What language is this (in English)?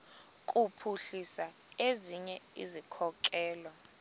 Xhosa